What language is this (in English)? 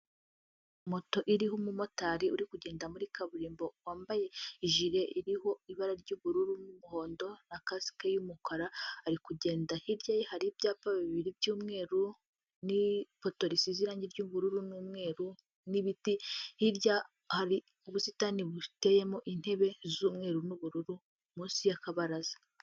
Kinyarwanda